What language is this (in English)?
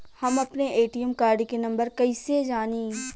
Bhojpuri